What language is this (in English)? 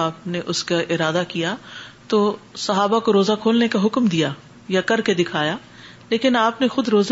Urdu